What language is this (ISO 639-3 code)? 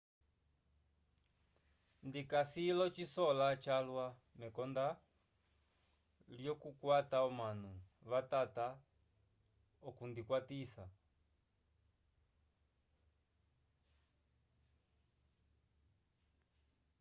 umb